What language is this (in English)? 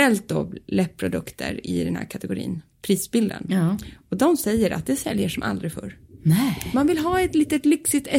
Swedish